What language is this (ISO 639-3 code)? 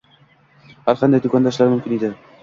uzb